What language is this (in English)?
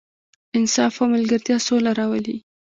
Pashto